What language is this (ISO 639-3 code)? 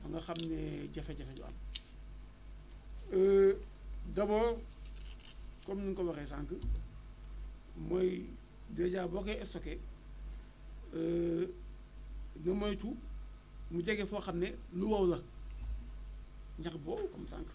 wol